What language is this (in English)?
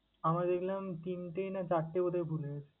Bangla